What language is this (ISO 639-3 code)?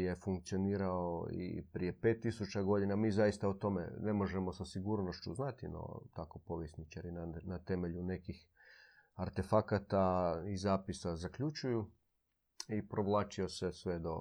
hrv